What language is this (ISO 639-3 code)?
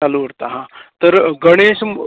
kok